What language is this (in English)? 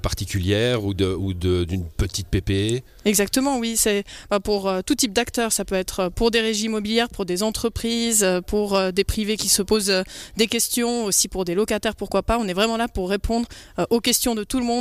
French